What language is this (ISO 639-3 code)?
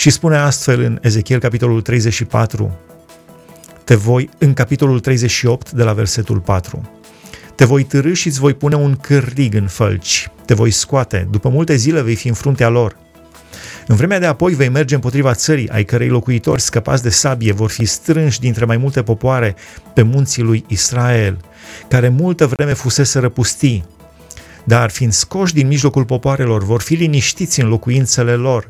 ron